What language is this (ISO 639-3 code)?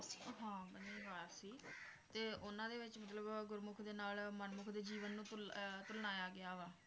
pan